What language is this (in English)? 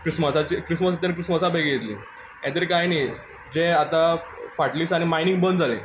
Konkani